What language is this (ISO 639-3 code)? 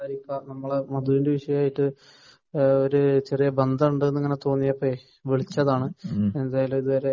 mal